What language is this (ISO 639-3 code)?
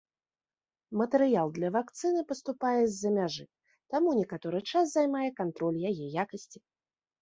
bel